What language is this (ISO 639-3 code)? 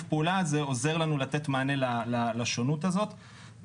heb